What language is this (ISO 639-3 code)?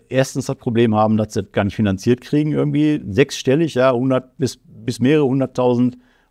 deu